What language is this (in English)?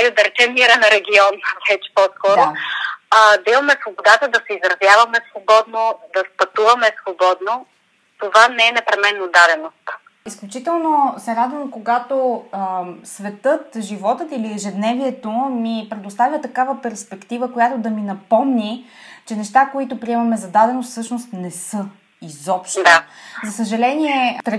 Bulgarian